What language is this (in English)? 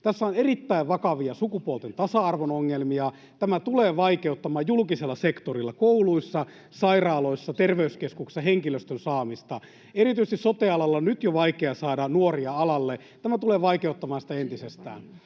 Finnish